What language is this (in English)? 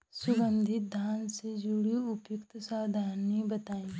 Bhojpuri